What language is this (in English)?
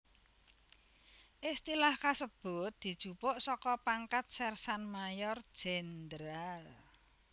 Javanese